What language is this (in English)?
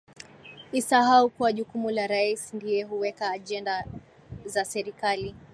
Swahili